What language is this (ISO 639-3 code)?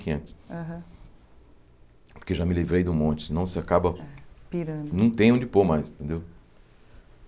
por